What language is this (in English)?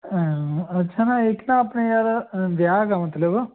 Punjabi